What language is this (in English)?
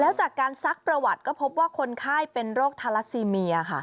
Thai